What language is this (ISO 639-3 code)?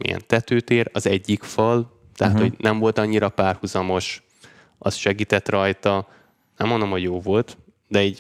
hun